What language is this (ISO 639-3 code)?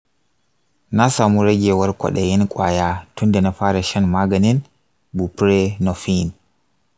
hau